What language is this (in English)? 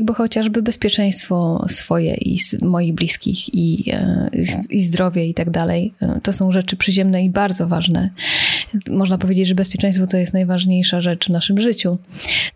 Polish